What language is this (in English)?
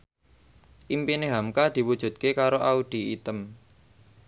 Javanese